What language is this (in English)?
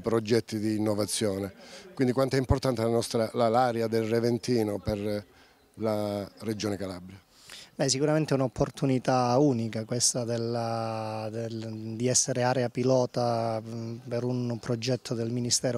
Italian